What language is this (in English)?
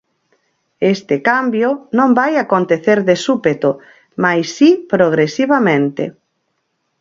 Galician